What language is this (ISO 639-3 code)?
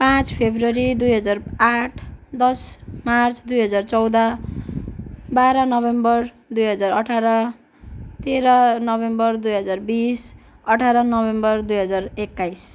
nep